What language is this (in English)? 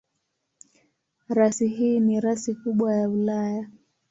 Swahili